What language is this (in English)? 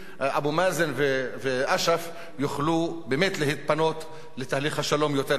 Hebrew